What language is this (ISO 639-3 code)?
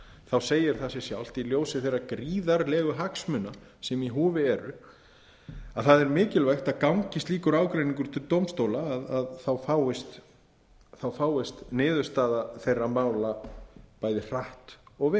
isl